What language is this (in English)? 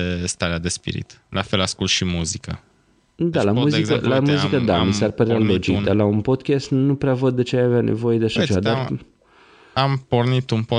Romanian